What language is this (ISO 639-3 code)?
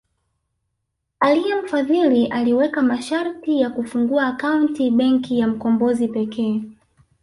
swa